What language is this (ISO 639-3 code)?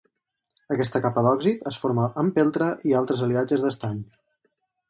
cat